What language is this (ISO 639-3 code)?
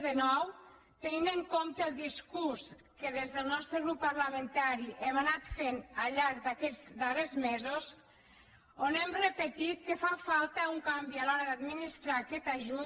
cat